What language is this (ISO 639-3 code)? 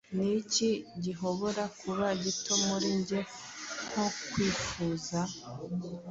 kin